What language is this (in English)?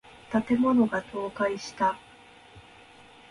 Japanese